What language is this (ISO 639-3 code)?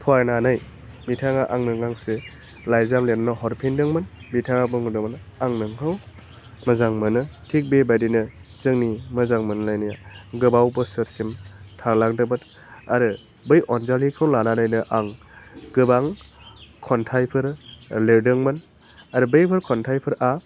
brx